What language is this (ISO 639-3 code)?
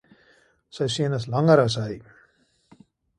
afr